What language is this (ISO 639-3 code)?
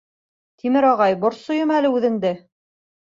bak